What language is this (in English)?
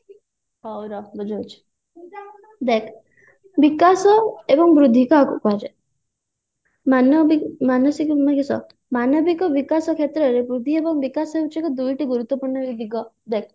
Odia